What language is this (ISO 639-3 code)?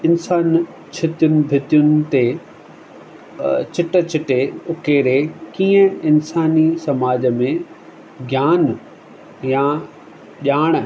snd